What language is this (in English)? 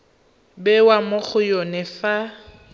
Tswana